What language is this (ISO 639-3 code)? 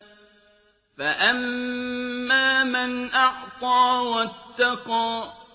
ara